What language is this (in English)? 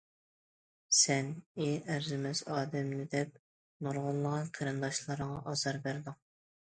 Uyghur